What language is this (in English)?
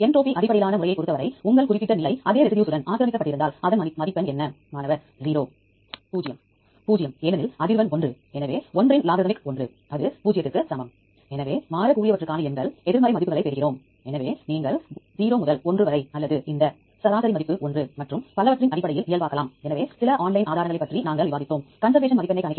Tamil